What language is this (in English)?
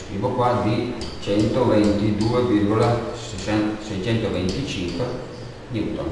Italian